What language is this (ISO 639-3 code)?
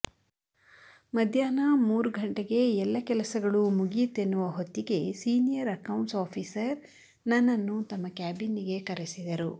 kan